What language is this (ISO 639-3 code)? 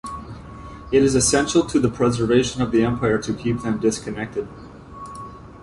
eng